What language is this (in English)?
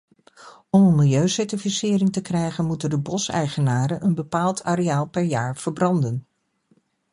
Dutch